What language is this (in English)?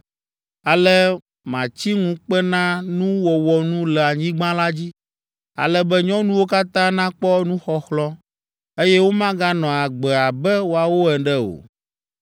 Ewe